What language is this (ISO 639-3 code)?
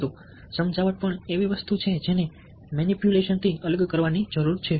guj